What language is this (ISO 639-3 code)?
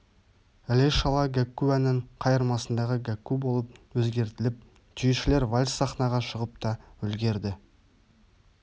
kaz